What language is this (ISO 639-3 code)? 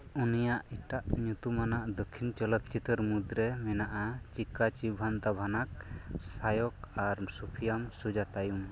sat